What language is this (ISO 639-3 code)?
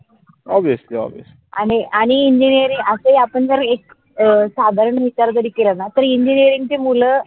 mar